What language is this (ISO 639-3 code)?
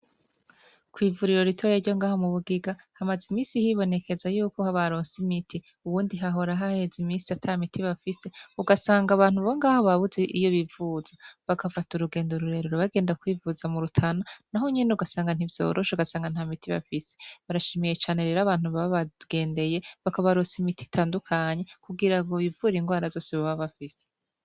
run